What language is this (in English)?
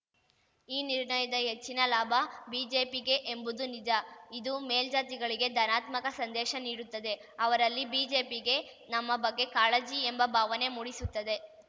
Kannada